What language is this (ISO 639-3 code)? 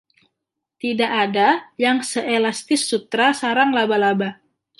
ind